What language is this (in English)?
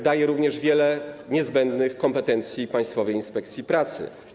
Polish